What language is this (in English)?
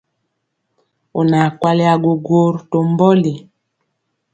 Mpiemo